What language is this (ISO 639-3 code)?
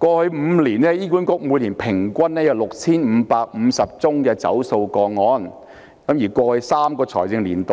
yue